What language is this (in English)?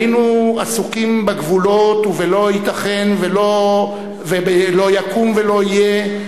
Hebrew